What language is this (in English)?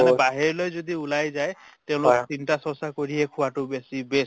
Assamese